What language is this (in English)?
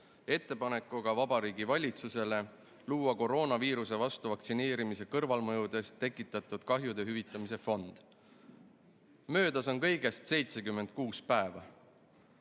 Estonian